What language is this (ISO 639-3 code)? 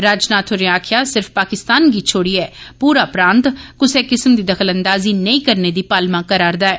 doi